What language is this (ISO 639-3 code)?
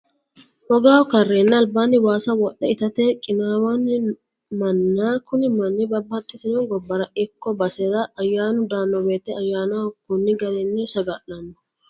sid